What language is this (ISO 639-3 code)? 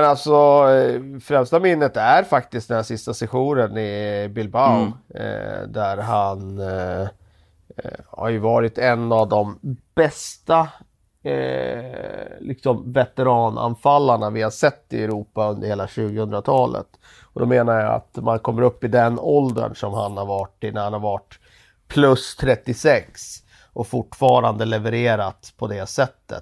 swe